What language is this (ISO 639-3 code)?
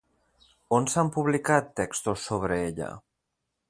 cat